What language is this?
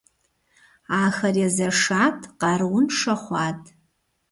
Kabardian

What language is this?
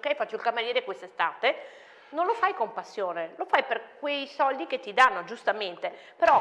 Italian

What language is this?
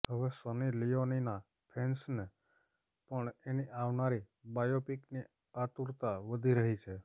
Gujarati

